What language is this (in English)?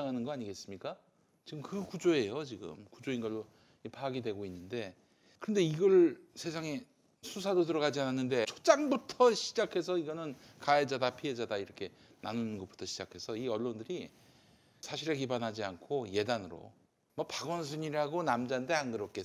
Korean